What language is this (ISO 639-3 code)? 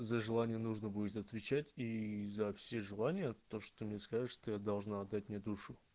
rus